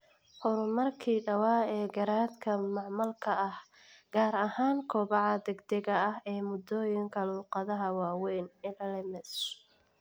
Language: Somali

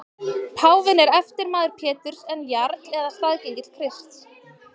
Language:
Icelandic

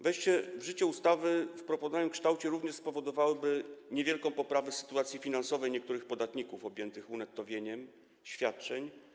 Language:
Polish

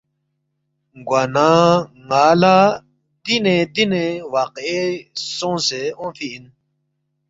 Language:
Balti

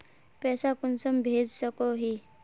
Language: Magahi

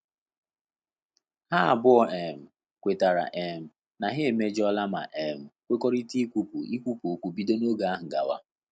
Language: Igbo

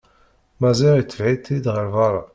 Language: Kabyle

